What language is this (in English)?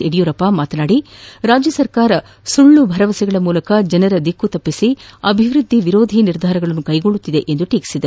Kannada